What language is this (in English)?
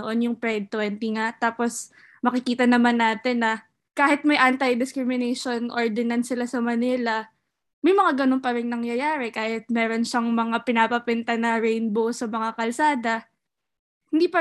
Filipino